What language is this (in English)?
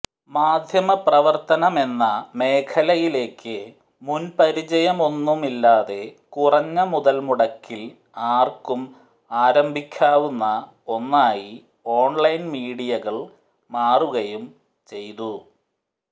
Malayalam